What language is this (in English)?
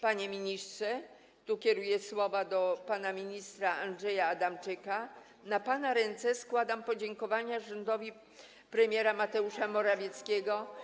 Polish